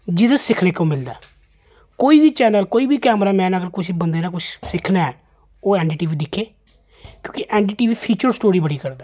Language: Dogri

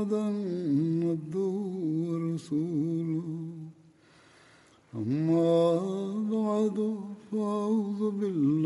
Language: Bulgarian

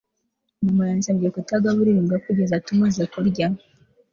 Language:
Kinyarwanda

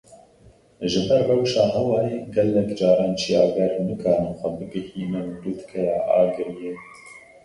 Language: Kurdish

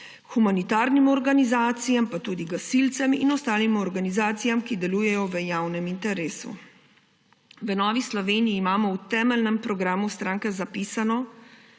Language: Slovenian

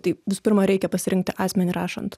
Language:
Lithuanian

